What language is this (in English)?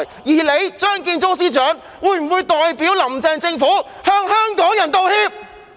Cantonese